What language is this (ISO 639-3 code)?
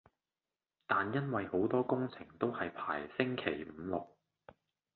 yue